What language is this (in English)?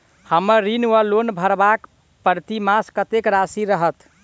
Maithili